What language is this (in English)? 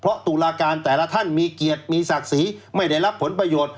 Thai